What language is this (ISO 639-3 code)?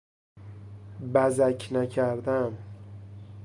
fas